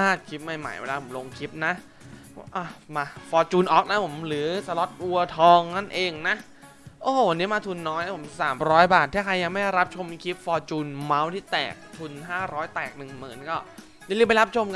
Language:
Thai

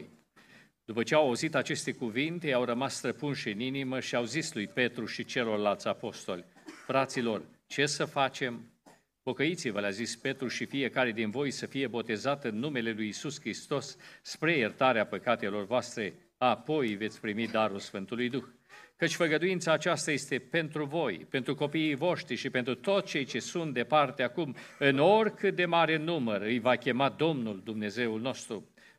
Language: Romanian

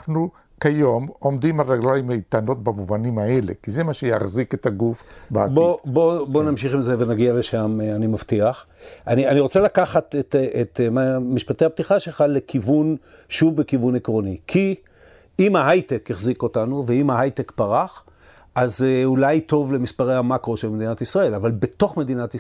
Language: Hebrew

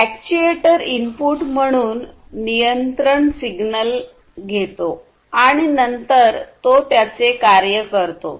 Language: Marathi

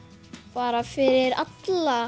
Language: Icelandic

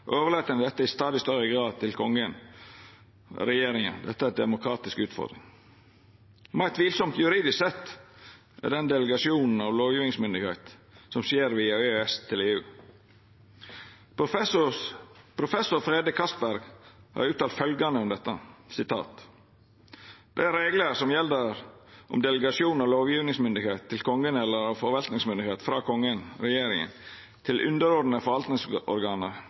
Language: Norwegian Nynorsk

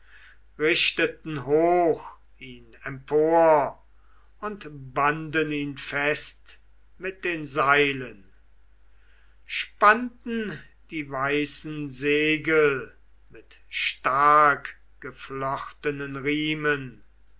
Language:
German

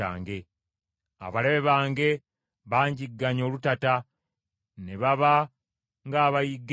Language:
Ganda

